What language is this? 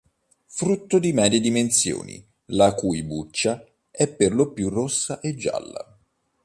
Italian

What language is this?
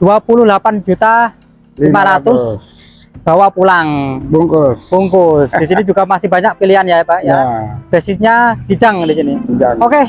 Indonesian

